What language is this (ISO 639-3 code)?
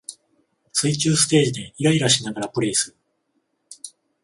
jpn